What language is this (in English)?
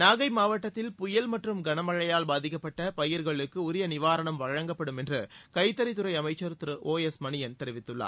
Tamil